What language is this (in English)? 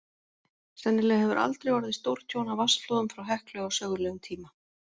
Icelandic